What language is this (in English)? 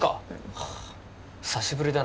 Japanese